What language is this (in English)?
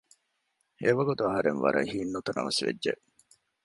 Divehi